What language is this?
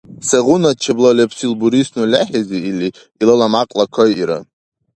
Dargwa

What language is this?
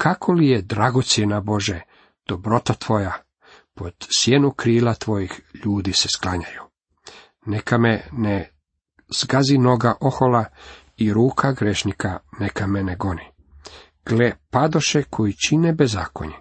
Croatian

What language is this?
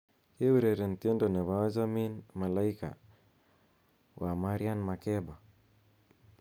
Kalenjin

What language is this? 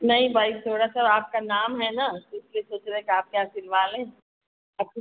Hindi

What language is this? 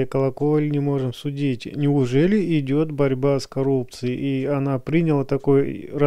Russian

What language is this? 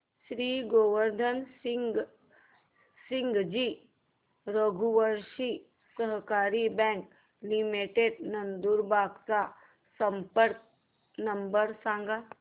Marathi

